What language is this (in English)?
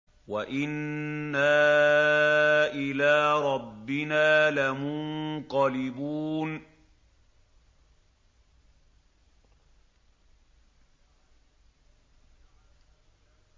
Arabic